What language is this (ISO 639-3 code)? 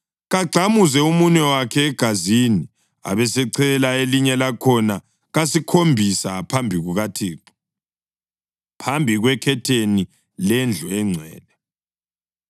nde